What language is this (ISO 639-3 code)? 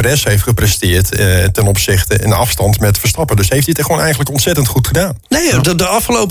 nld